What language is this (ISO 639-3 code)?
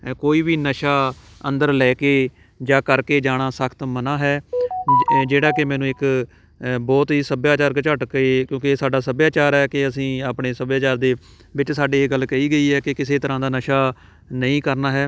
pan